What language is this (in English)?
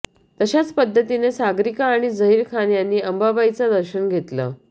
Marathi